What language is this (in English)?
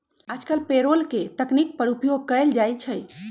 Magahi